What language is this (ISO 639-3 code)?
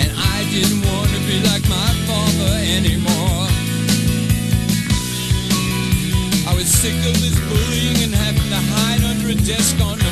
eng